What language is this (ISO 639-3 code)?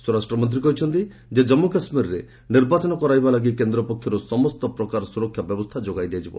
ori